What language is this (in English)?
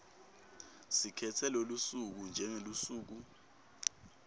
Swati